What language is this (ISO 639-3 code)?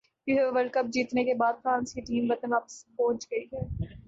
urd